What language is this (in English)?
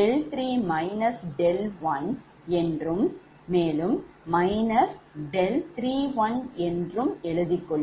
Tamil